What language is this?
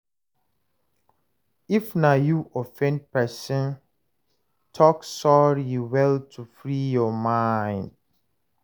Nigerian Pidgin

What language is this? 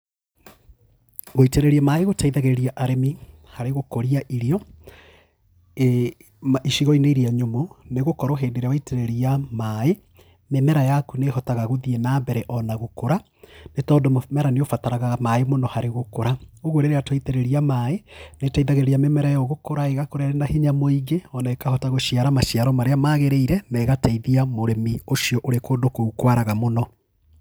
Kikuyu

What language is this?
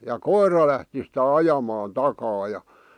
Finnish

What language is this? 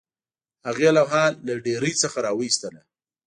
Pashto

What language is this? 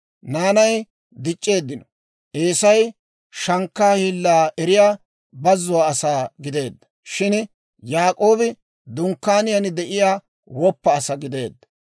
Dawro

